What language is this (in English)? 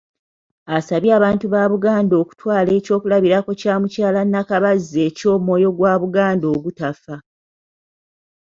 Ganda